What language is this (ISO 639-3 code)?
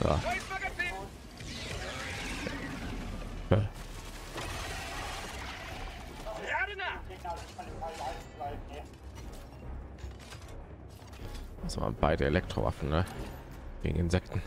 deu